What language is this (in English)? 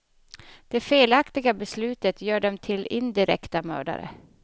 Swedish